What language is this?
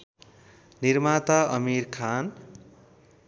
Nepali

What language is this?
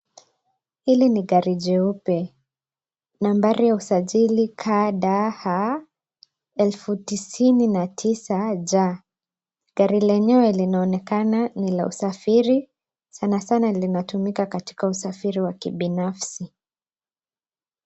Swahili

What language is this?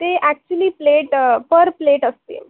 Marathi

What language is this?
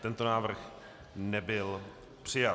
Czech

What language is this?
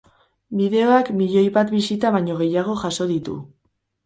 Basque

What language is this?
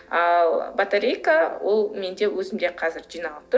Kazakh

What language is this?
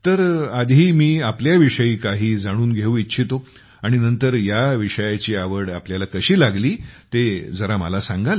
Marathi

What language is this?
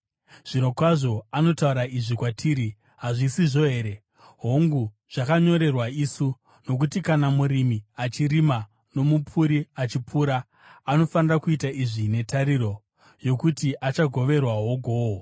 Shona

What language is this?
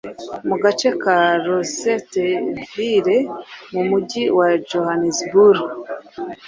Kinyarwanda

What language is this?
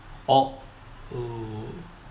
English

